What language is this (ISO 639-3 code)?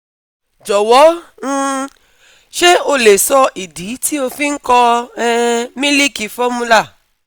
yor